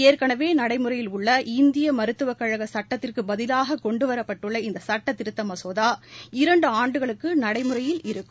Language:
Tamil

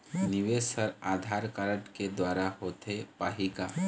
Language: Chhattisgarhi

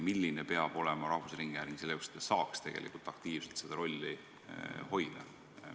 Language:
Estonian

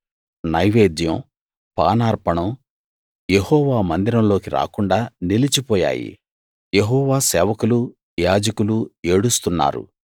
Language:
Telugu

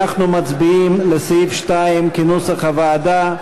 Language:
Hebrew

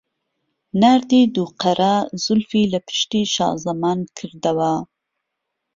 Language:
Central Kurdish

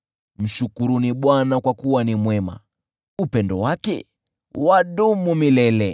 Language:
Swahili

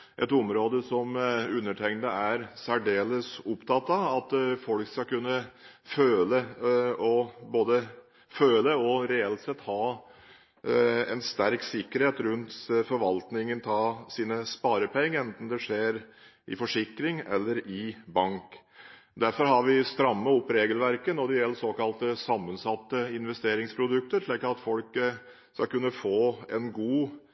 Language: Norwegian Bokmål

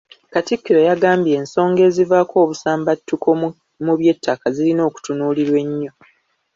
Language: Ganda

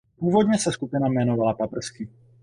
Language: Czech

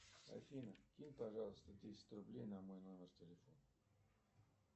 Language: Russian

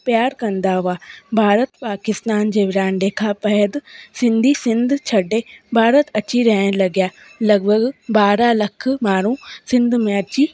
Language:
Sindhi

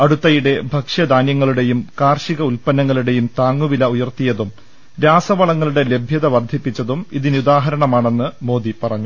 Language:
Malayalam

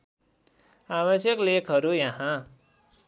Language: Nepali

